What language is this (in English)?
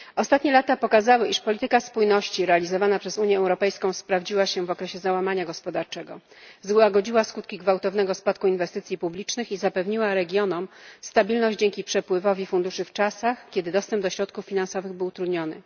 Polish